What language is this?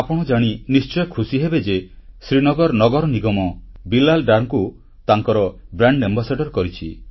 Odia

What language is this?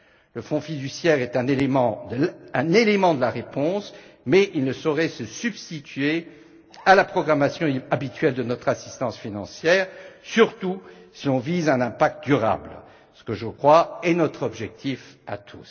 French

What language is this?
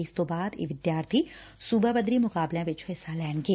Punjabi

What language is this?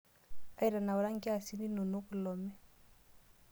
Masai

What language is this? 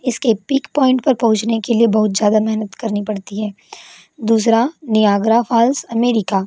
Hindi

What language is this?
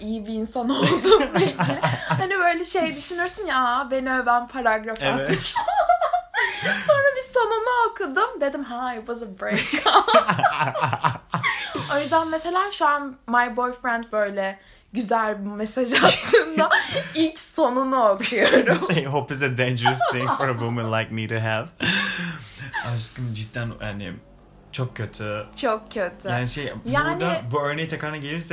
Turkish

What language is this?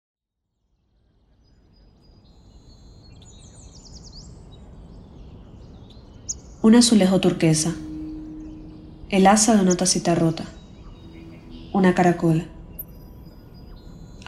Spanish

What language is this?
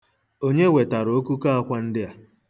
Igbo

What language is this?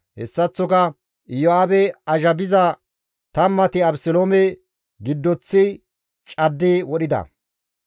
Gamo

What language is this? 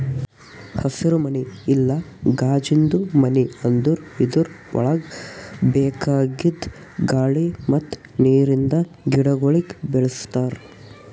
Kannada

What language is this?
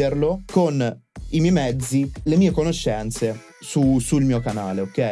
Italian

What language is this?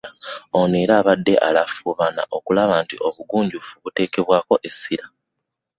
Ganda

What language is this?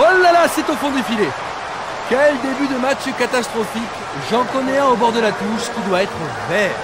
French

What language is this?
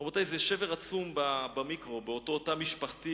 Hebrew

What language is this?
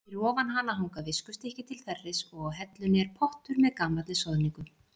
Icelandic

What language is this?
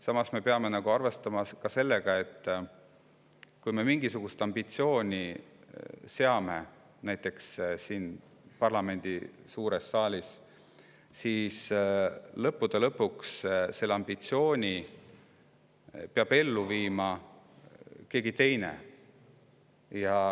Estonian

